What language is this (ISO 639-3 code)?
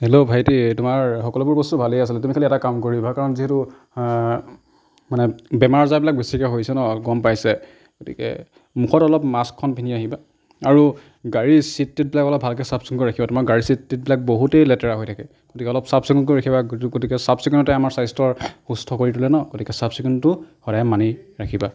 asm